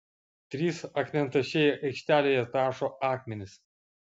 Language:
Lithuanian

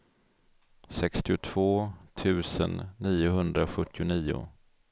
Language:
Swedish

